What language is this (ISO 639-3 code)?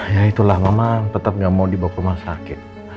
ind